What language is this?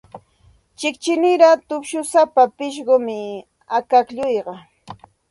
Santa Ana de Tusi Pasco Quechua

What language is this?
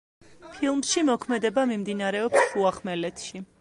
Georgian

